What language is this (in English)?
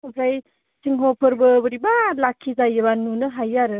Bodo